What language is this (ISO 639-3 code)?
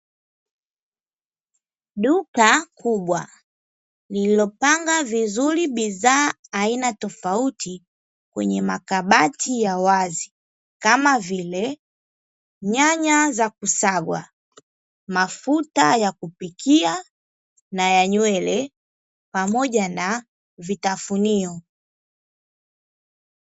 swa